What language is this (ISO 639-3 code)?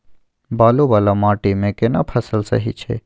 mai